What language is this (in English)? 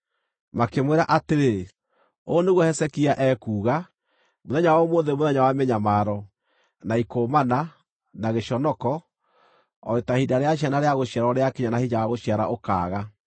Kikuyu